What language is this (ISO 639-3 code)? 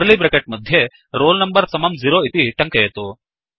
san